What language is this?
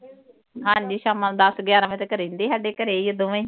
Punjabi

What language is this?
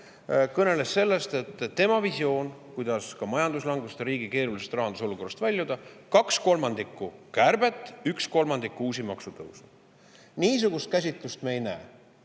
Estonian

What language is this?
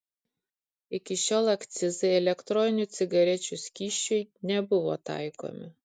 Lithuanian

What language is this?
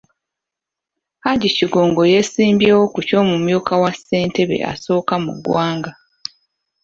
Ganda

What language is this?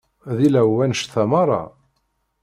Kabyle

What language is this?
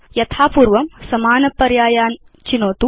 Sanskrit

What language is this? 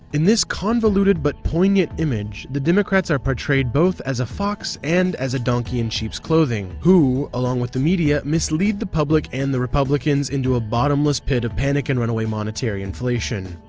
English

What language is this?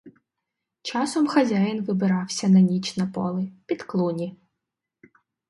Ukrainian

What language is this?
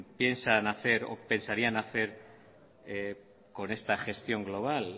Spanish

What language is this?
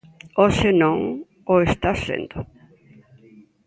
Galician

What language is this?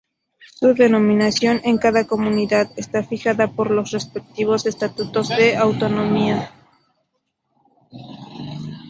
Spanish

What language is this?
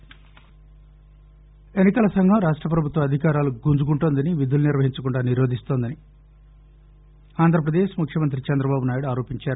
Telugu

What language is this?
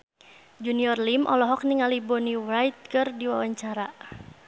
Sundanese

